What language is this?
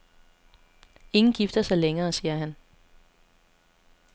Danish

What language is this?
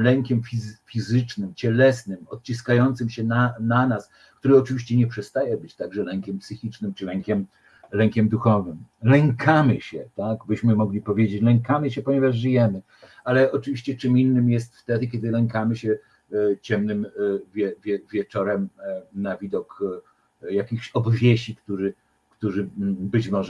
Polish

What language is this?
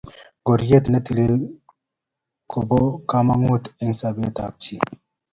Kalenjin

